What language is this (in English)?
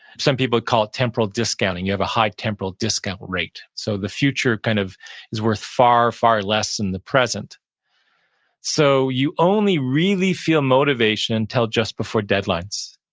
English